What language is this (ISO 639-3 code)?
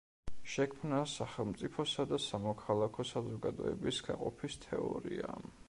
kat